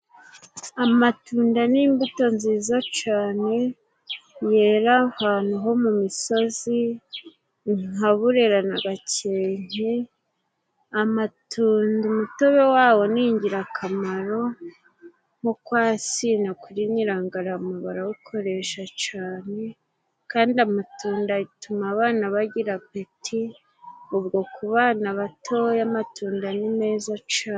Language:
Kinyarwanda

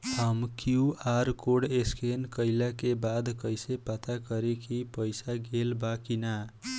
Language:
Bhojpuri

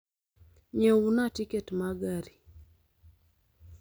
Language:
Luo (Kenya and Tanzania)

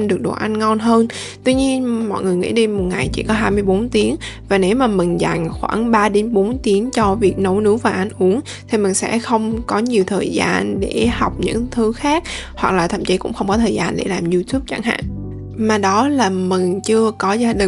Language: Vietnamese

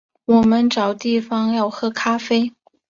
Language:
Chinese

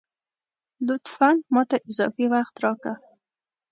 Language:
Pashto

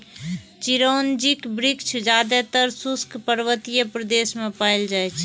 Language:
Maithili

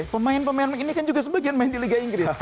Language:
Indonesian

